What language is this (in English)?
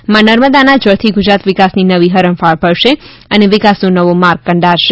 Gujarati